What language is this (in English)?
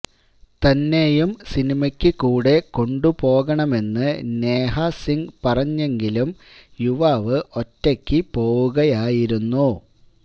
Malayalam